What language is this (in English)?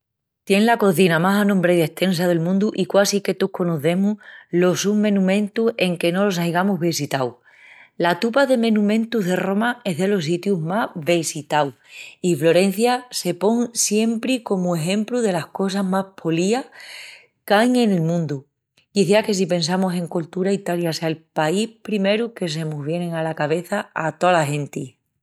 Extremaduran